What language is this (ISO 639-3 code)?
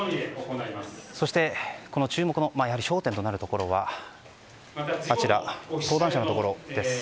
jpn